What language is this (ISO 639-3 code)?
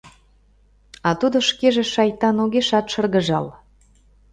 chm